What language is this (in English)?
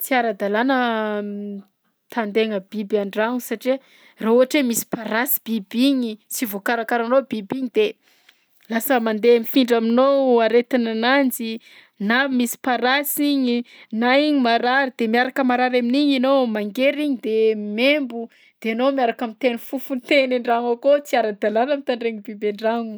Southern Betsimisaraka Malagasy